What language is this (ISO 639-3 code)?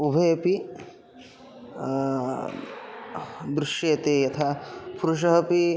san